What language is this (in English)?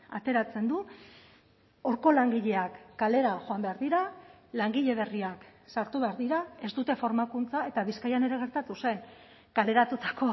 Basque